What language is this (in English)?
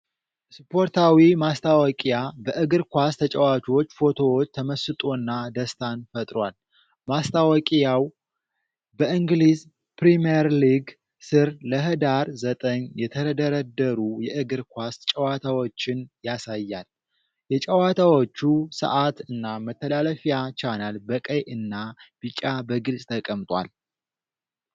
Amharic